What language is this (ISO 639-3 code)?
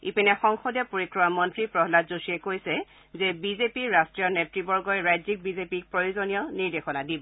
asm